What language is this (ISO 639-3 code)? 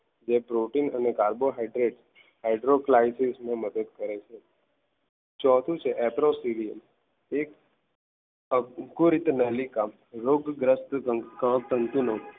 guj